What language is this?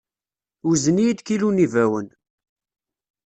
Kabyle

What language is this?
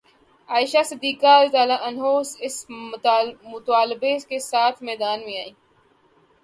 Urdu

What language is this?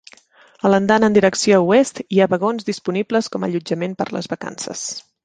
Catalan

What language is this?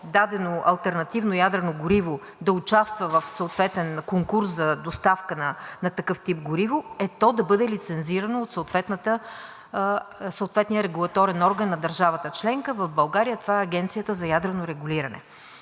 Bulgarian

